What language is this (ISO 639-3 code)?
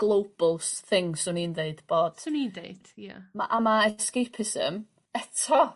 cym